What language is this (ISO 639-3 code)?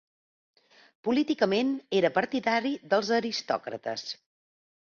cat